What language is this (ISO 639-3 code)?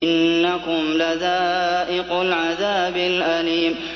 ara